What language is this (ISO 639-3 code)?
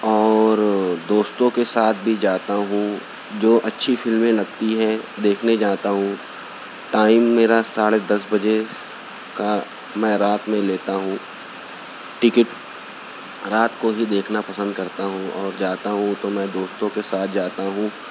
urd